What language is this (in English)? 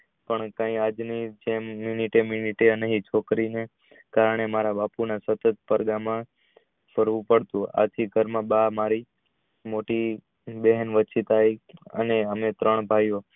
Gujarati